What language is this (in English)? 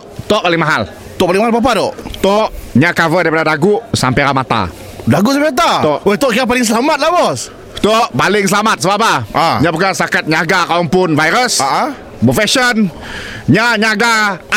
Malay